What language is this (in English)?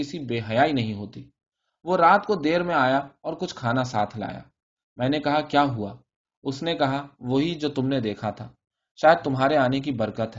Urdu